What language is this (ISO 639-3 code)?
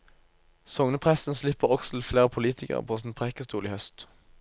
nor